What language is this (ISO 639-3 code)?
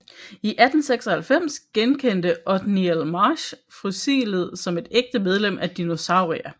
dan